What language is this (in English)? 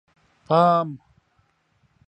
Pashto